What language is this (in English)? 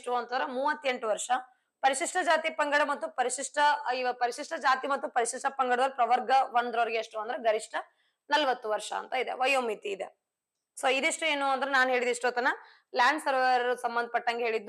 Kannada